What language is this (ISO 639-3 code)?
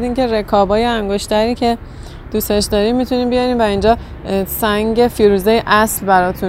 fas